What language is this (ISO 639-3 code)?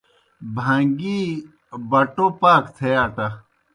plk